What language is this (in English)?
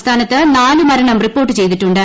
Malayalam